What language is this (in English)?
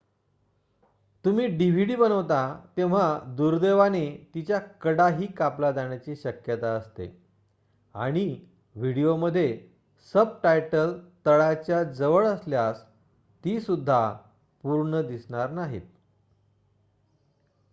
Marathi